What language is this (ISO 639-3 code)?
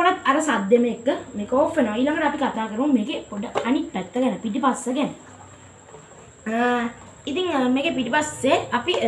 sin